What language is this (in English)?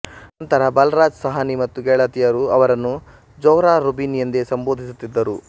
Kannada